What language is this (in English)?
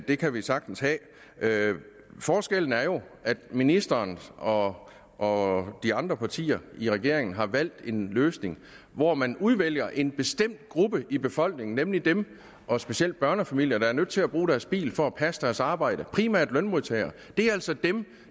Danish